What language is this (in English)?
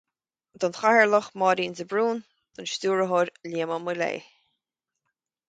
Irish